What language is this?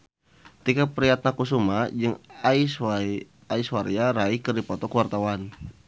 Sundanese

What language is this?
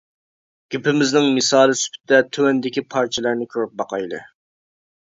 Uyghur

